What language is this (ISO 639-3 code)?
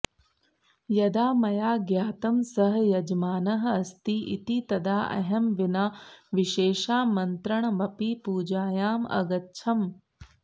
san